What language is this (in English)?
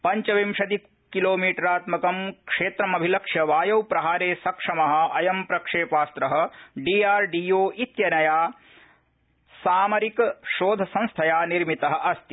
Sanskrit